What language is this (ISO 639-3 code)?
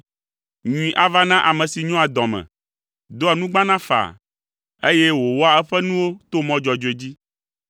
ewe